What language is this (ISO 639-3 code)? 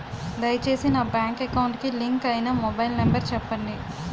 tel